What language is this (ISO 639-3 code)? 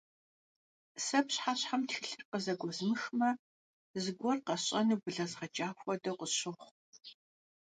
kbd